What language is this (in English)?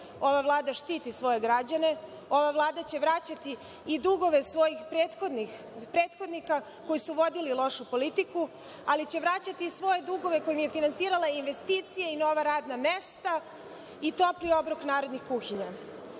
Serbian